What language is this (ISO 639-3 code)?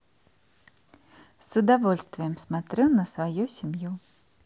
rus